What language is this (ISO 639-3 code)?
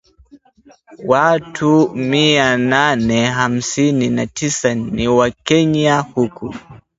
swa